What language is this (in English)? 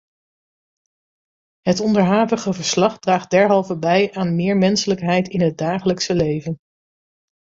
Dutch